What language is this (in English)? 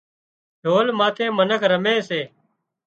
Wadiyara Koli